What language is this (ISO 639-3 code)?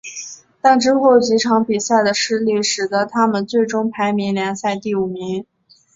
zho